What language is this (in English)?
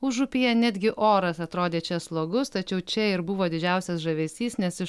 Lithuanian